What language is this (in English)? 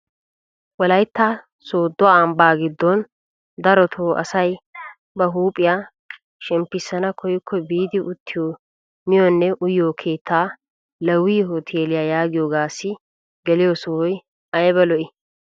Wolaytta